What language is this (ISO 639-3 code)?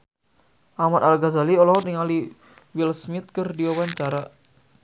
sun